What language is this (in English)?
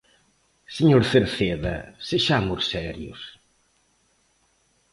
Galician